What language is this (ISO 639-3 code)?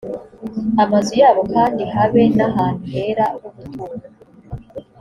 kin